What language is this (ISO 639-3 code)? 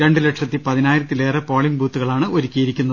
mal